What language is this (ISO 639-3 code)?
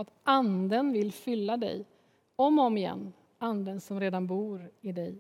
swe